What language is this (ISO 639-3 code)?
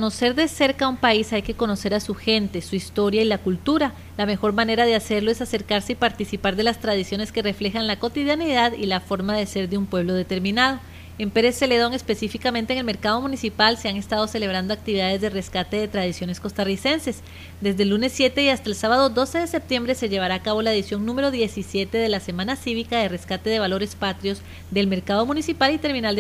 spa